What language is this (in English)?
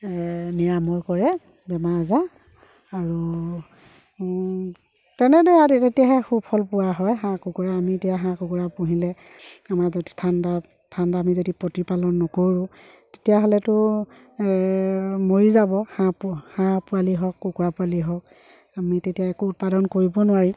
Assamese